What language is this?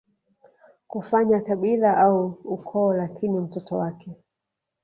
Swahili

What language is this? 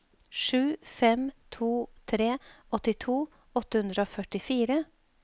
Norwegian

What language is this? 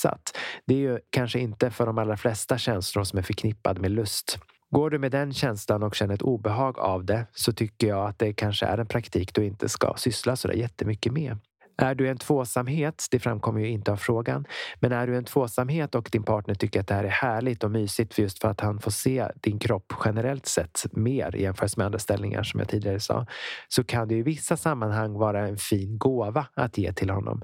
Swedish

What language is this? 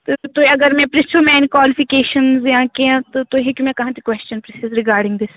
Kashmiri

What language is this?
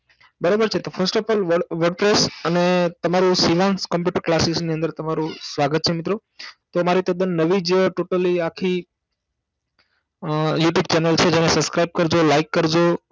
Gujarati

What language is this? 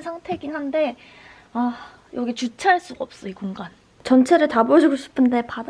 Korean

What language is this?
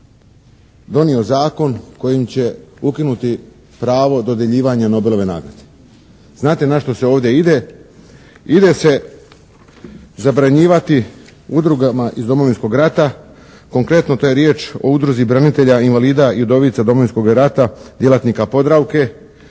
Croatian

